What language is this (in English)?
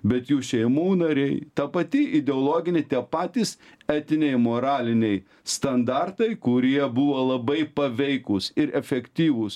Lithuanian